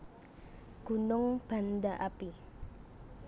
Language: Javanese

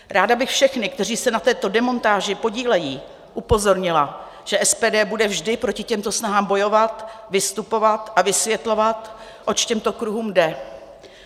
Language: Czech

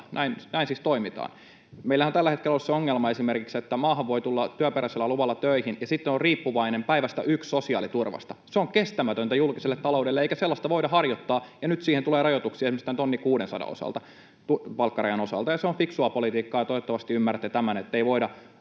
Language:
Finnish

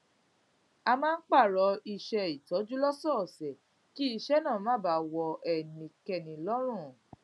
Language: Yoruba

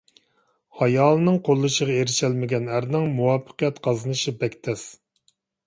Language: Uyghur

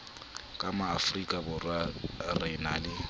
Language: Southern Sotho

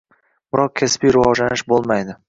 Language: Uzbek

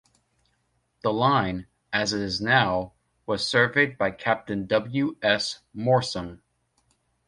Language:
English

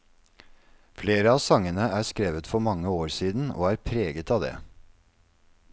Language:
Norwegian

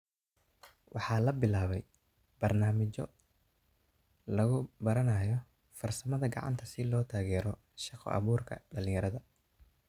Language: Somali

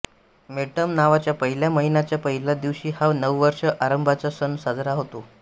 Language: Marathi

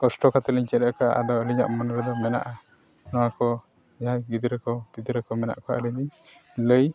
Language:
Santali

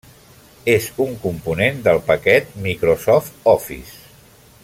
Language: Catalan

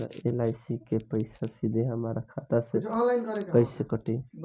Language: Bhojpuri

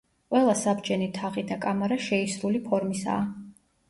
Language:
Georgian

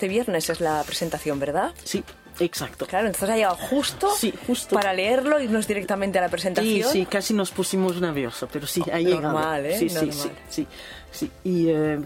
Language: Spanish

